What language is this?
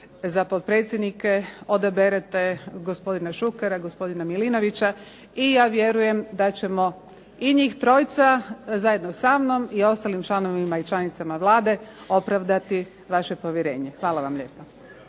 Croatian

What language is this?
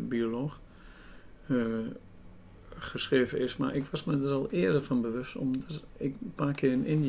Dutch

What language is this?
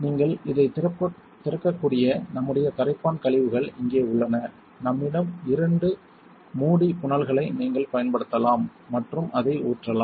Tamil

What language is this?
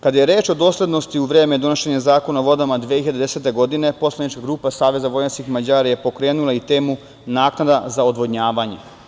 Serbian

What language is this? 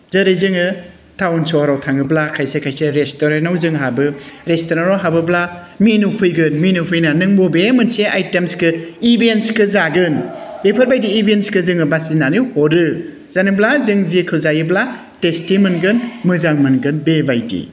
Bodo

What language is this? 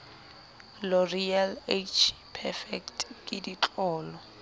Southern Sotho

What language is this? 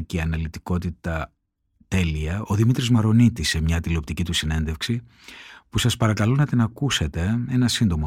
Greek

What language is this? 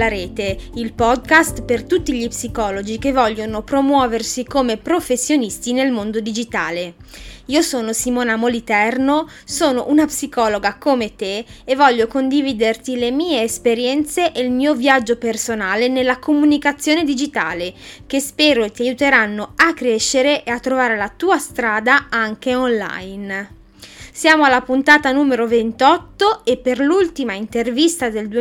Italian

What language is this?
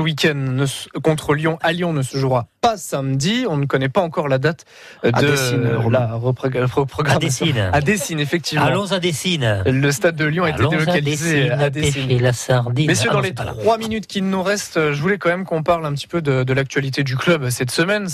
French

